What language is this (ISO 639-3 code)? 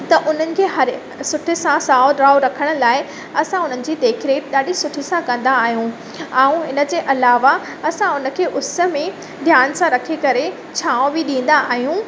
snd